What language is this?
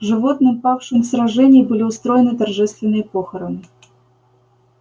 Russian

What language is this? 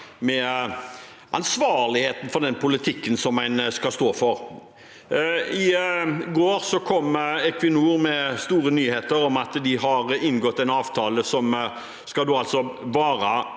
Norwegian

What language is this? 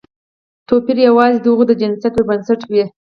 Pashto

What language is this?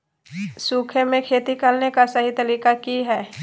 Magahi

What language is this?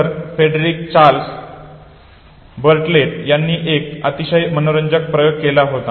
Marathi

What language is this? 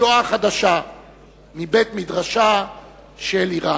Hebrew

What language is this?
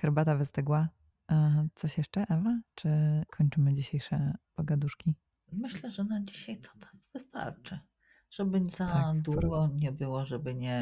Polish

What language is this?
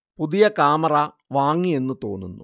Malayalam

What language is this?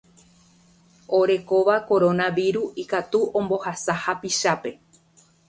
Guarani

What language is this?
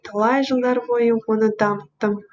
Kazakh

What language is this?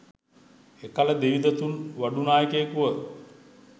Sinhala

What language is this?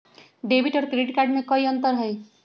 Magahi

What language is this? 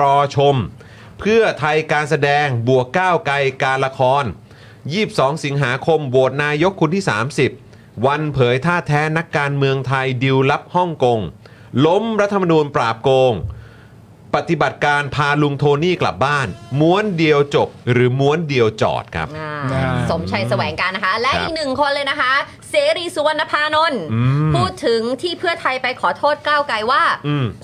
Thai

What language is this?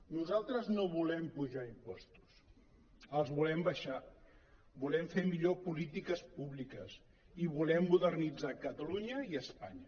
Catalan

